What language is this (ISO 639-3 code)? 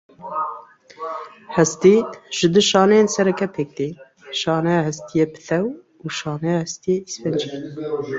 kur